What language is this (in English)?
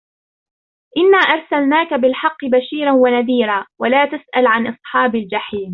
Arabic